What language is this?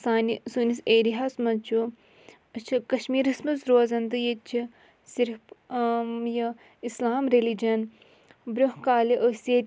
Kashmiri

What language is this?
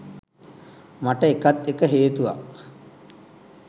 Sinhala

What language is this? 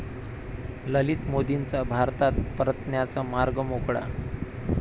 Marathi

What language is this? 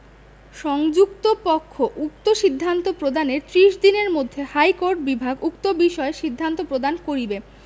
Bangla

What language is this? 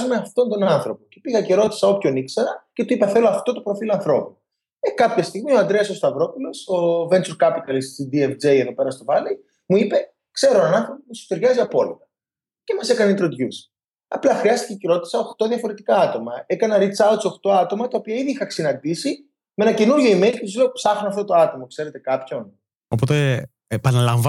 Greek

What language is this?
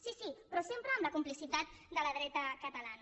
Catalan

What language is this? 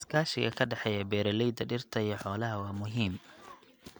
Somali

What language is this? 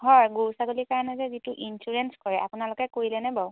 Assamese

